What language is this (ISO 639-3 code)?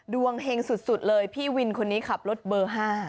tha